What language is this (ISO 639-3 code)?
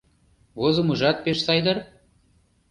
chm